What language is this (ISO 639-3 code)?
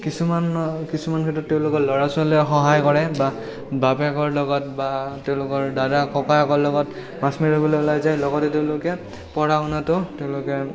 asm